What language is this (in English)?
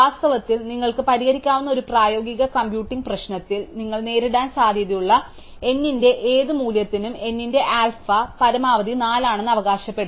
Malayalam